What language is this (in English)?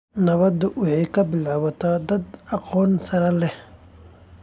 Somali